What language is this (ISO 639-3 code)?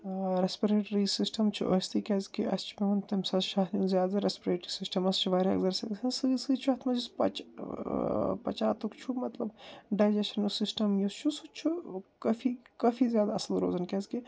kas